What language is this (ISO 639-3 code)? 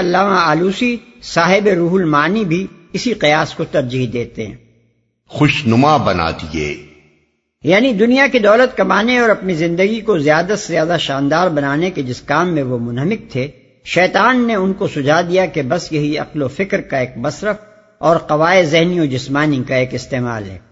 urd